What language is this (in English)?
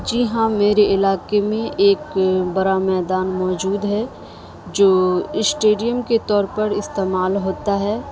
Urdu